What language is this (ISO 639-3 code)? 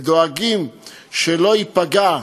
heb